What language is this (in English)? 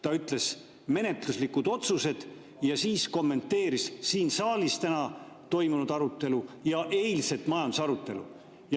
Estonian